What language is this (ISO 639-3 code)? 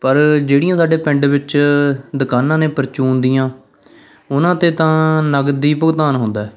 pan